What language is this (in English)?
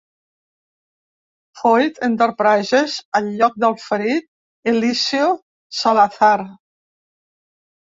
Catalan